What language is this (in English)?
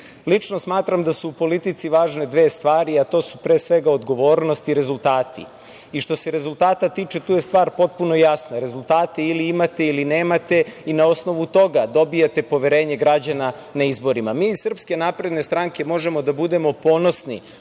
Serbian